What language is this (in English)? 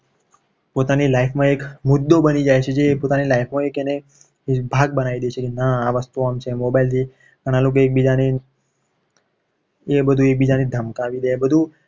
Gujarati